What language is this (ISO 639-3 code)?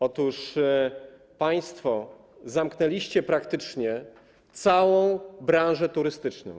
pol